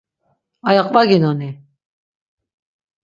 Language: Laz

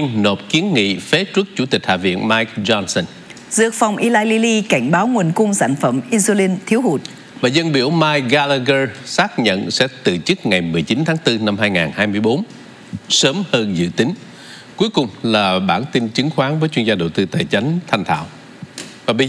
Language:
Vietnamese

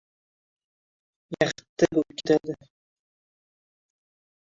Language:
Uzbek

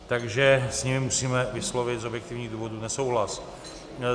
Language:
Czech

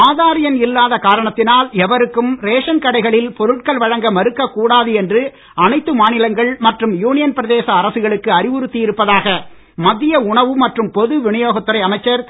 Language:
Tamil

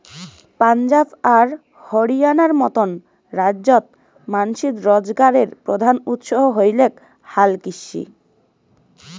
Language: Bangla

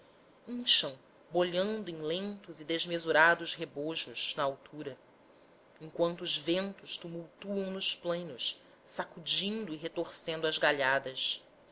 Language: Portuguese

